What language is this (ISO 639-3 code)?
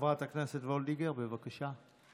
heb